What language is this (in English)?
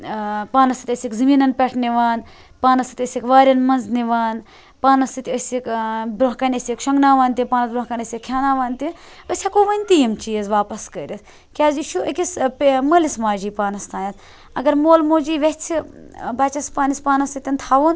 Kashmiri